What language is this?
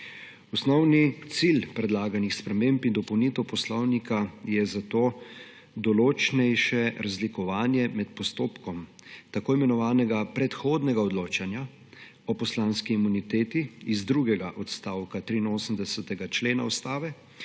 Slovenian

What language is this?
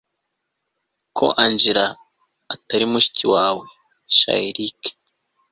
Kinyarwanda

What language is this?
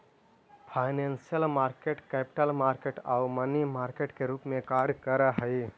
Magahi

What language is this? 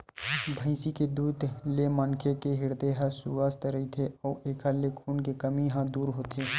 Chhattisgarhi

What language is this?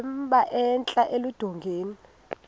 Xhosa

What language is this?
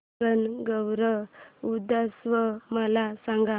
Marathi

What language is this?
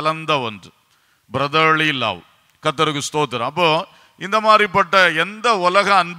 Romanian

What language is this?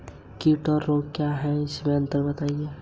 Hindi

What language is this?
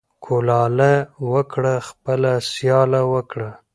Pashto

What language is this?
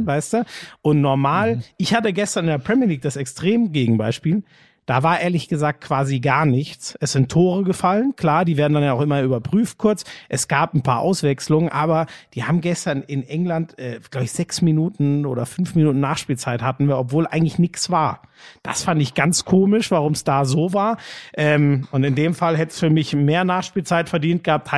German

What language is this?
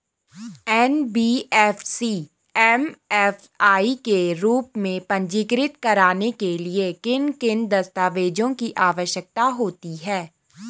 Hindi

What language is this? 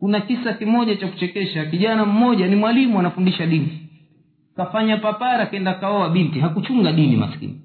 Swahili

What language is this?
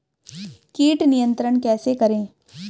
Hindi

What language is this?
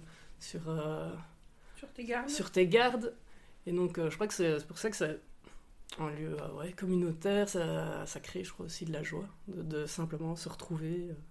French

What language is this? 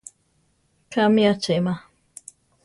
Central Tarahumara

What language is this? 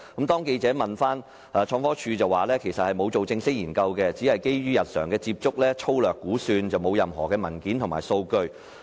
Cantonese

